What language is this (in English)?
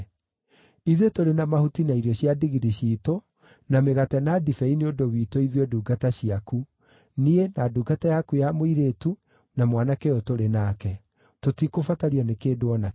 Kikuyu